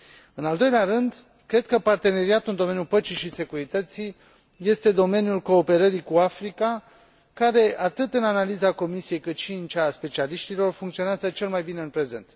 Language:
Romanian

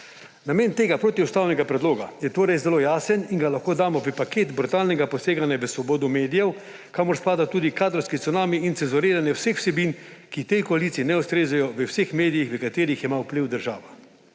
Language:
Slovenian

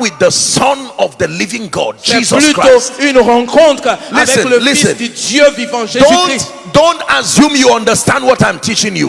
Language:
English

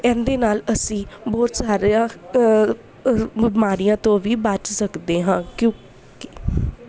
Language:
Punjabi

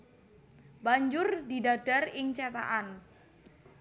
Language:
Javanese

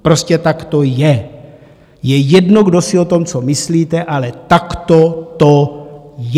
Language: Czech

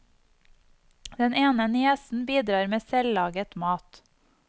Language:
Norwegian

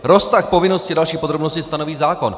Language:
Czech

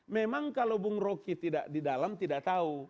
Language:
Indonesian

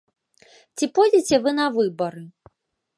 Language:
Belarusian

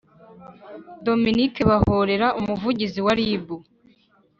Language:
Kinyarwanda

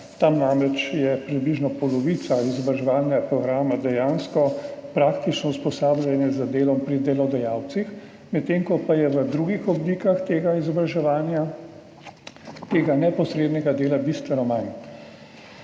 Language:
Slovenian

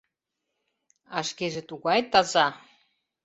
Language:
Mari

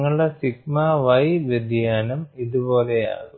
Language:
Malayalam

